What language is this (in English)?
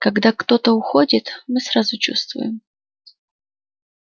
Russian